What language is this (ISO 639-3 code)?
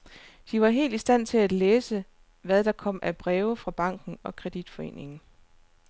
dan